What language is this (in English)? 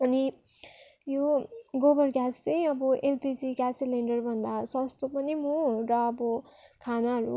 Nepali